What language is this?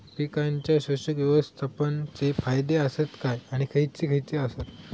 Marathi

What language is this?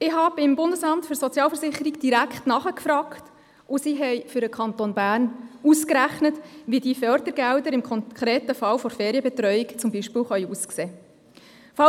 Swiss German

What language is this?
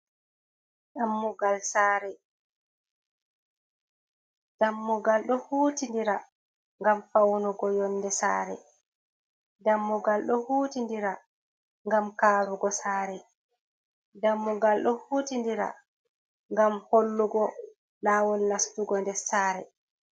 Fula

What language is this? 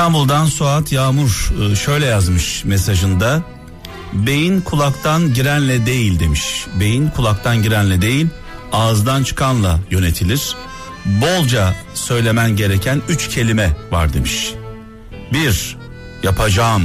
Turkish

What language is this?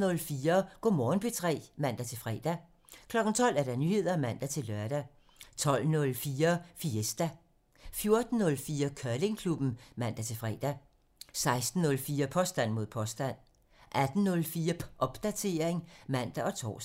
Danish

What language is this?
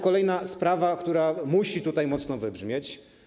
Polish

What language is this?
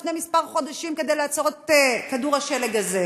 Hebrew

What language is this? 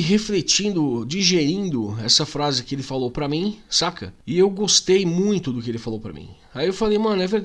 Portuguese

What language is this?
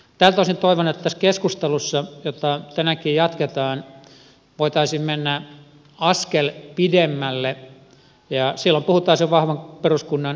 Finnish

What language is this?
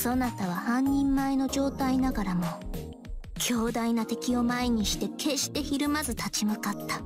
Japanese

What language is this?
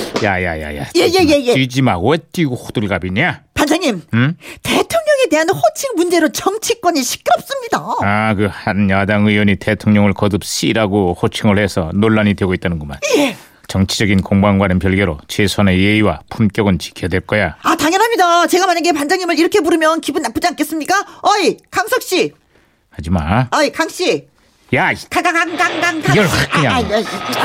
Korean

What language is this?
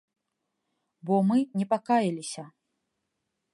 Belarusian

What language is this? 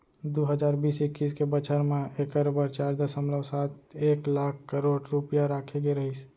Chhattisgarhi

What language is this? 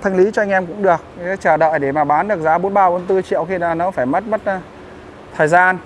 Vietnamese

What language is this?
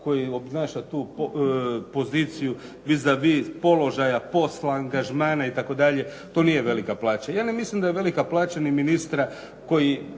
Croatian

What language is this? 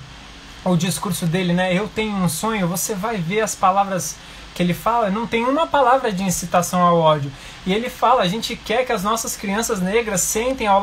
Portuguese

